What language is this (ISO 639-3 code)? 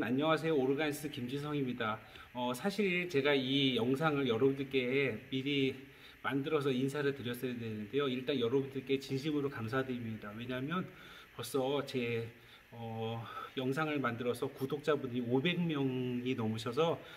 kor